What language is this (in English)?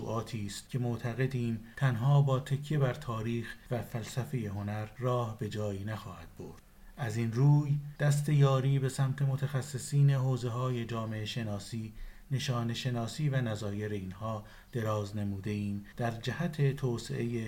Persian